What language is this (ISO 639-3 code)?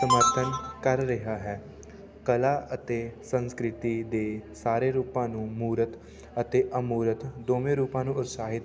pan